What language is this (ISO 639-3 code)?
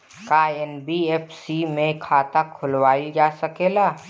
bho